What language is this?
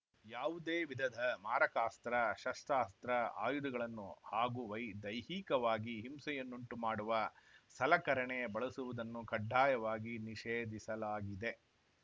Kannada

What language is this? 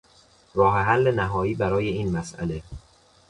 Persian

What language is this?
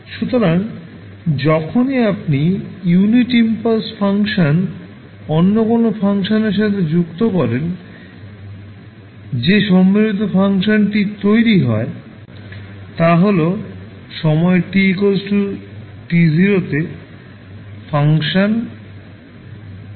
Bangla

